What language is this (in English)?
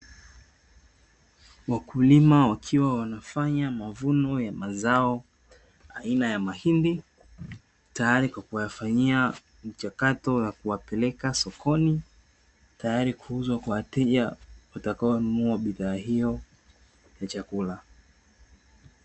Swahili